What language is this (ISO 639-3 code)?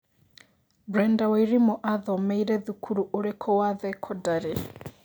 kik